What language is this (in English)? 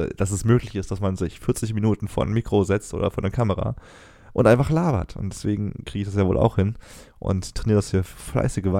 German